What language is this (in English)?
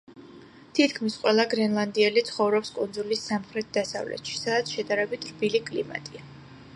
Georgian